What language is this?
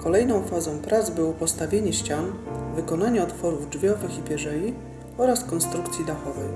Polish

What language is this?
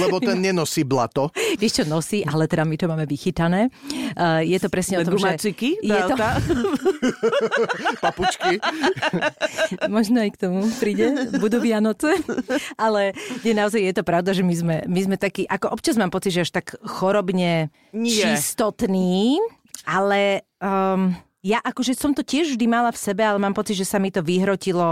Slovak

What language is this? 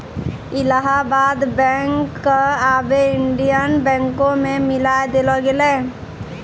Maithili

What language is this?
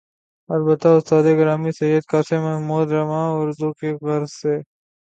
Urdu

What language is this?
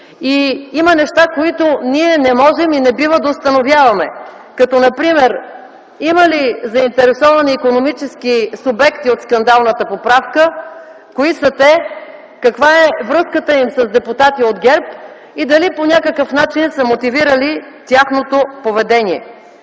Bulgarian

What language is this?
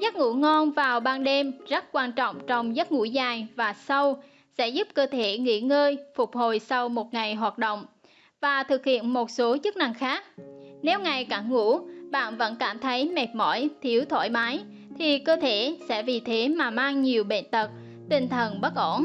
Vietnamese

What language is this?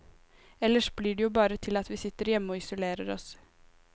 Norwegian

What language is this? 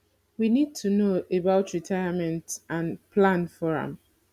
Nigerian Pidgin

